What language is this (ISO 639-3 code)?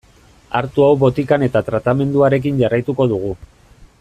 eus